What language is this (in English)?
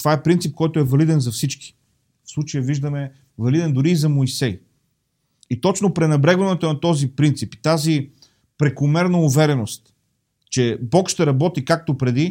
Bulgarian